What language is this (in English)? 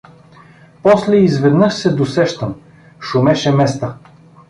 Bulgarian